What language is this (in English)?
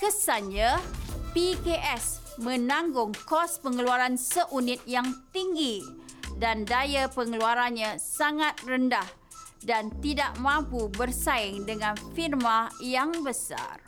Malay